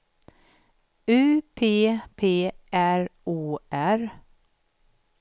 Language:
Swedish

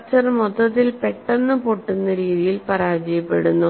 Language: Malayalam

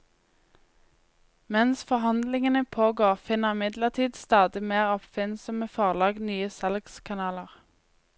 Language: Norwegian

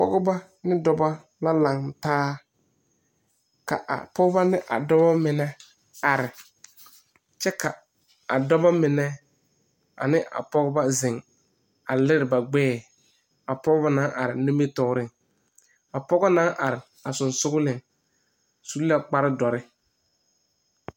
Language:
Southern Dagaare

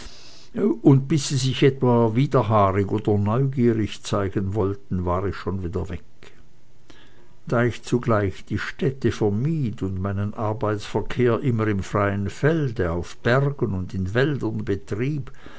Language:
German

